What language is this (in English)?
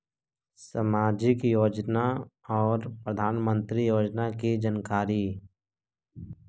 Magahi